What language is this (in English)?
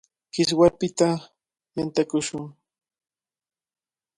Cajatambo North Lima Quechua